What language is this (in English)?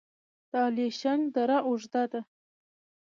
Pashto